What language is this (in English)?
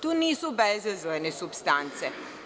Serbian